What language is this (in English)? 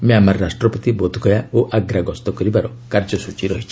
Odia